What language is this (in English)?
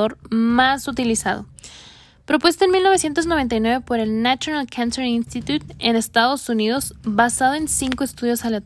Spanish